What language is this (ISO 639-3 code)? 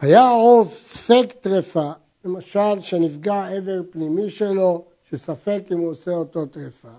heb